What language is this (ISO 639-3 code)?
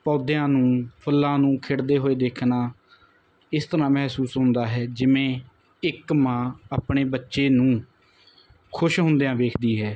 pan